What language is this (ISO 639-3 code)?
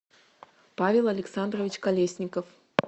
rus